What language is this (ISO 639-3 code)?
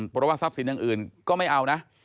tha